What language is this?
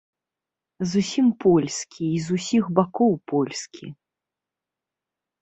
Belarusian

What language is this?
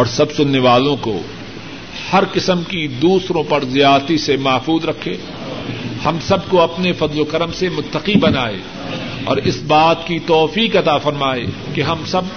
Urdu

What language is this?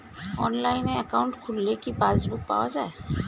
Bangla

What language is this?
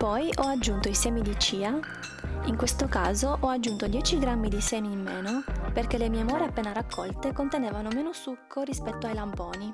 Italian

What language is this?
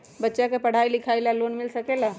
Magahi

